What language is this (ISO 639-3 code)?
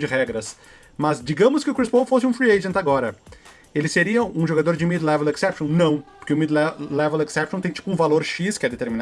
por